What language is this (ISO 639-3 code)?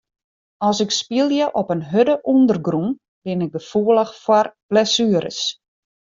fry